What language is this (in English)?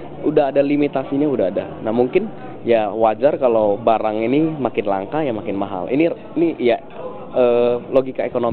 Indonesian